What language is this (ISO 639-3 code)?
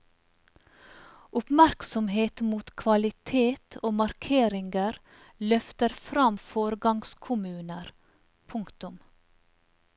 nor